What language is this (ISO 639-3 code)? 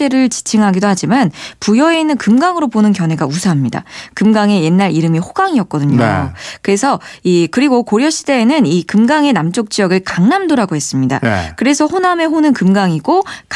kor